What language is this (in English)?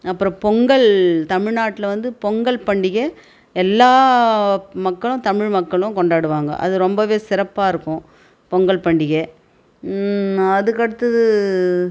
Tamil